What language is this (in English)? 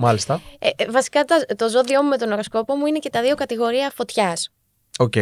Greek